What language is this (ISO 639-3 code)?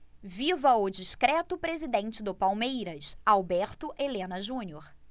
por